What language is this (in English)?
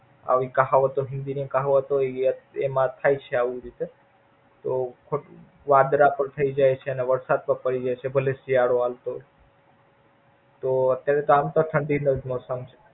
Gujarati